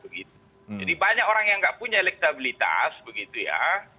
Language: Indonesian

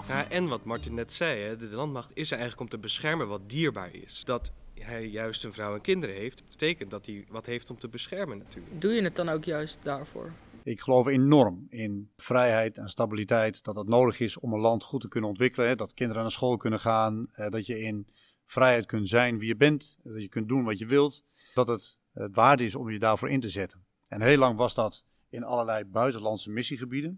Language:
Dutch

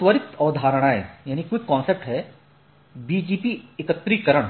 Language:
Hindi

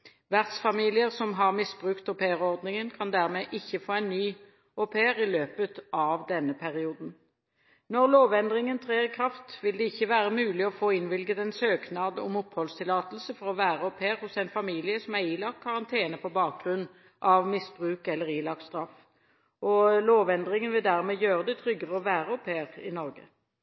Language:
Norwegian Bokmål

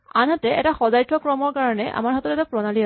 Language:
Assamese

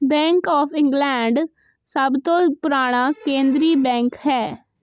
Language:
Punjabi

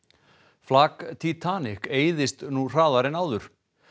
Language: Icelandic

